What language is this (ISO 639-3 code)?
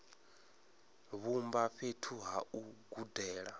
ven